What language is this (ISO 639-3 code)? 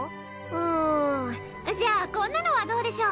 jpn